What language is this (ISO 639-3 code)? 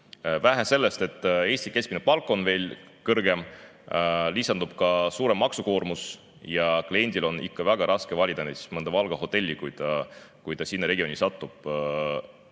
est